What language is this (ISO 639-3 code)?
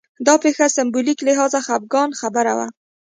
pus